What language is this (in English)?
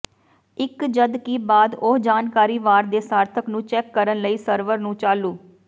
Punjabi